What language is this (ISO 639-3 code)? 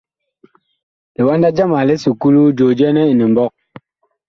bkh